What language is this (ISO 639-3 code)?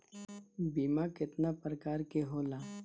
bho